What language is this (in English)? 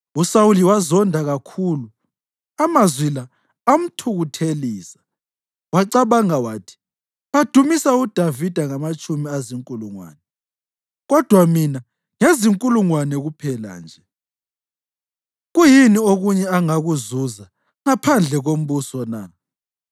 North Ndebele